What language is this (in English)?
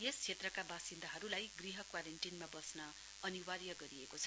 Nepali